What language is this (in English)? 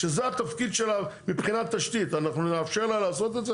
Hebrew